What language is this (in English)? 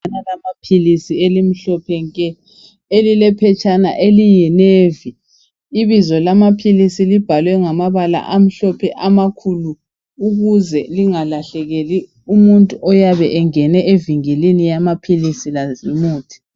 North Ndebele